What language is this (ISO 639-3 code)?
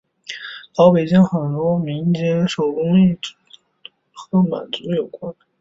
zho